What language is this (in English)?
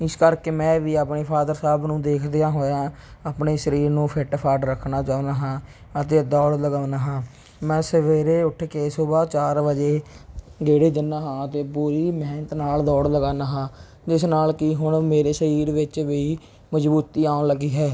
Punjabi